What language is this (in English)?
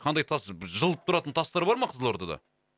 Kazakh